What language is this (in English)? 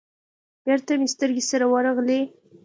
Pashto